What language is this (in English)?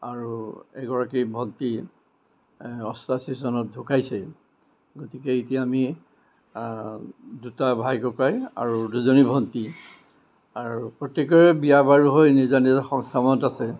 Assamese